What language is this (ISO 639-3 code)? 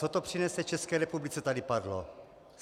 ces